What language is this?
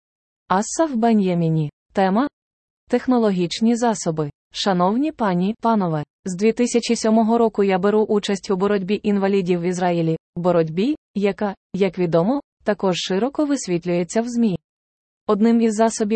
Ukrainian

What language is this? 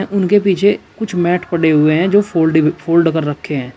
Hindi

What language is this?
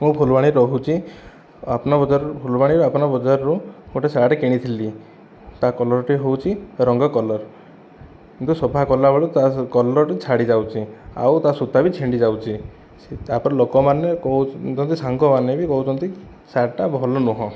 Odia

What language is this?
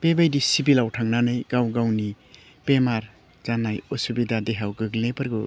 Bodo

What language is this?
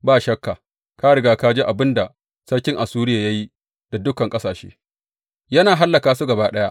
Hausa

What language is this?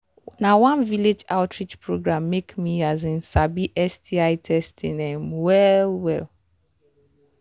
Nigerian Pidgin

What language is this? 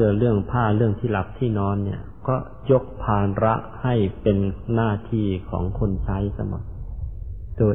Thai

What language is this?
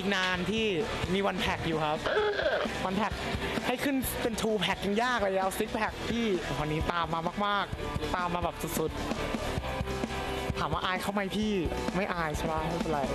Thai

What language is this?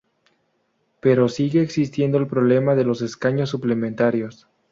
Spanish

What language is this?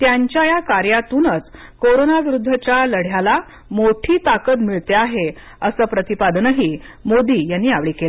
Marathi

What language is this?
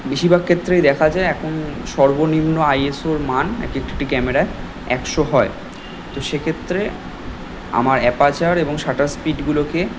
Bangla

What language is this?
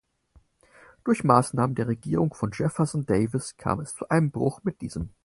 German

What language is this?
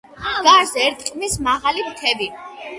Georgian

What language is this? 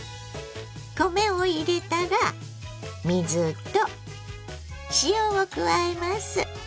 Japanese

